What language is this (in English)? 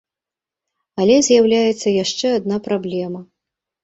Belarusian